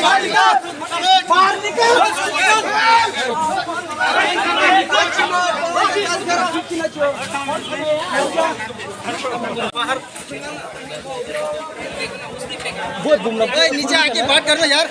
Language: Arabic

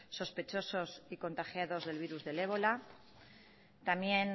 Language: Spanish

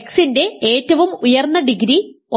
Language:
Malayalam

